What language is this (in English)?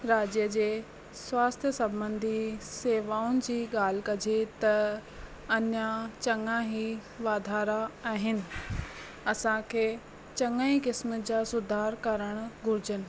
Sindhi